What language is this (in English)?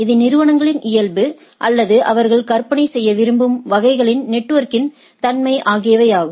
Tamil